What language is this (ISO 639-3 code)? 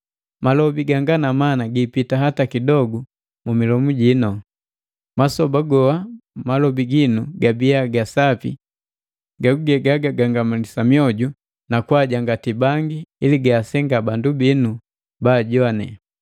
mgv